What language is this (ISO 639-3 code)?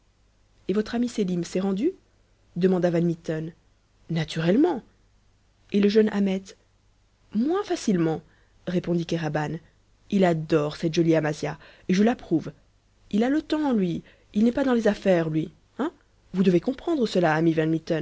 fra